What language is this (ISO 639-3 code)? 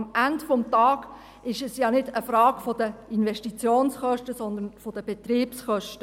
gsw